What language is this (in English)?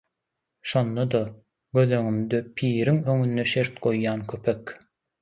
Turkmen